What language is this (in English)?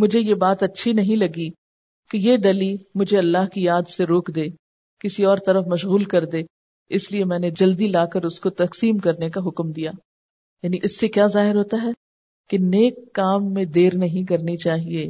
Urdu